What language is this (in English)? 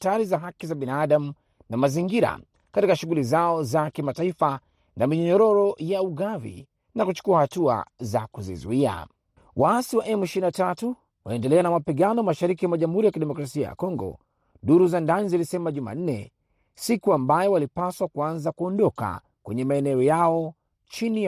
Swahili